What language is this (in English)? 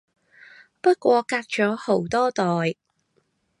Cantonese